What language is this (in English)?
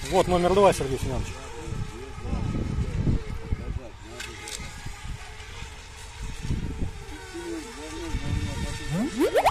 Russian